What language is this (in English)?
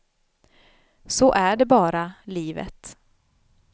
Swedish